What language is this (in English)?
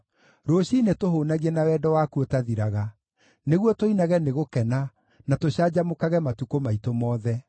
Kikuyu